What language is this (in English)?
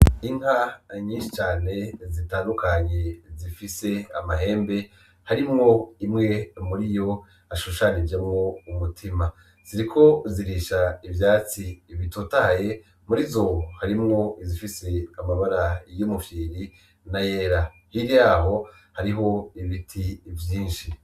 Rundi